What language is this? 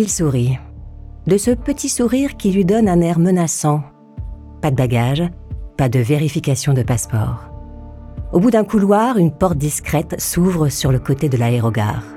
French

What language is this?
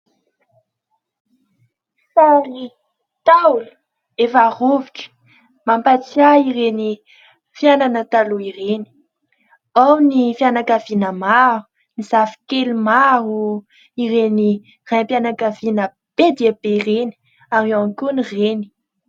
Malagasy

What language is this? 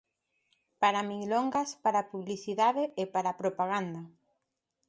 Galician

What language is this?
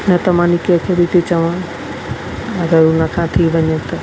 Sindhi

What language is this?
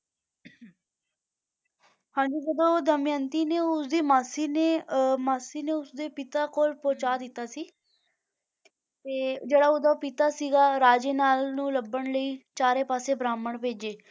Punjabi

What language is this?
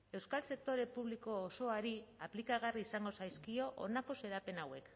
Basque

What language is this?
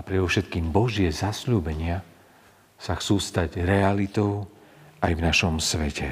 Slovak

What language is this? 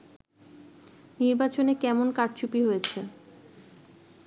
Bangla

